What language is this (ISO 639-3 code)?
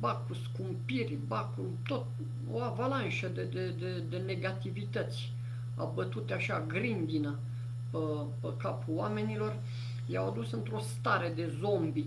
ron